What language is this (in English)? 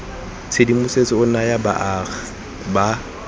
Tswana